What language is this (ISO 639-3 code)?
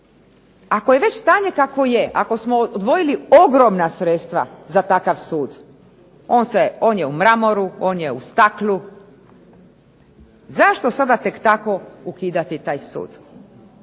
hrv